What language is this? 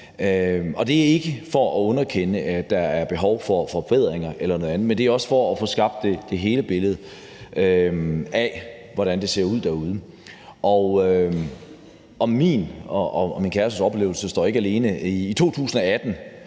Danish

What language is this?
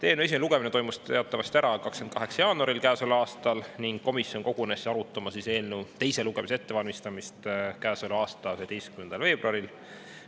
Estonian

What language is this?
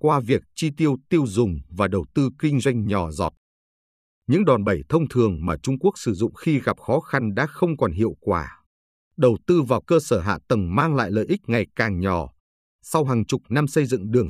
Vietnamese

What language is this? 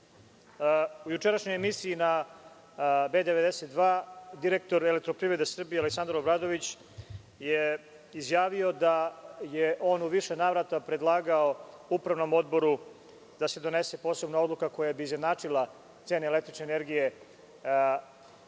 Serbian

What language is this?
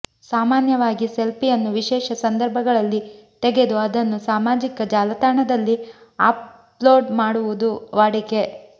Kannada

